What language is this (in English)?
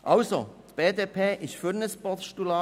Swiss German